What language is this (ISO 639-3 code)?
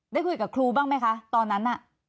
tha